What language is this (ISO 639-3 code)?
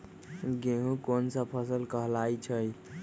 mag